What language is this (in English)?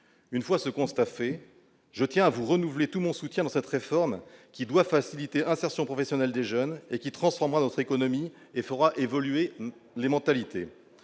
French